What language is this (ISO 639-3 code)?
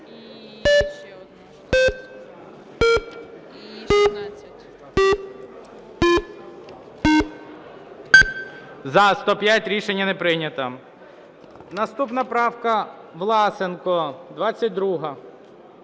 ukr